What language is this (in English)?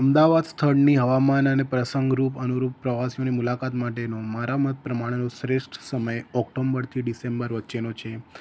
Gujarati